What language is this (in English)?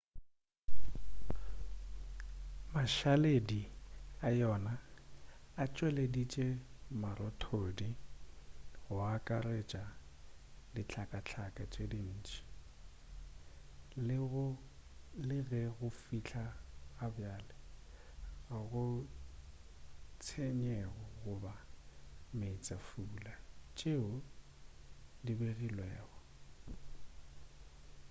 Northern Sotho